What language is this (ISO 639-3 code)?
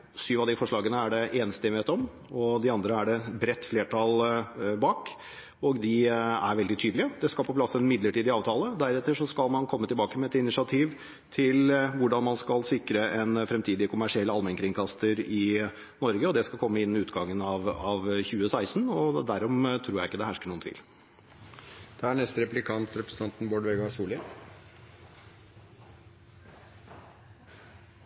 nor